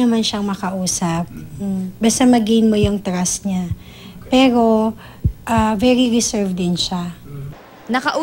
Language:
Filipino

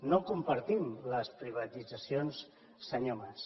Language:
Catalan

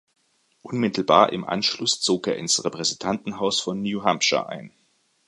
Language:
German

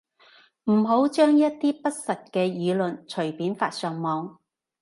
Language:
Cantonese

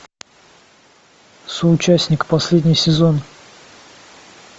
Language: Russian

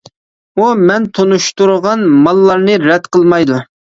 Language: Uyghur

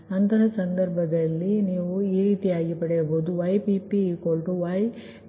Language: Kannada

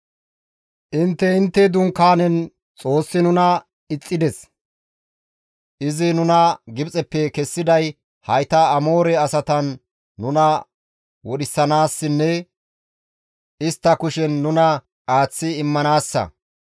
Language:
Gamo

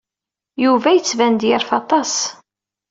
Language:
Kabyle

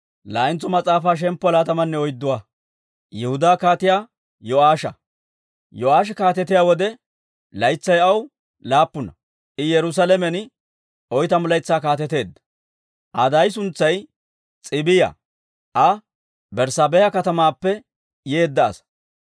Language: Dawro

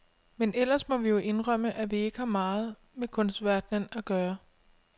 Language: Danish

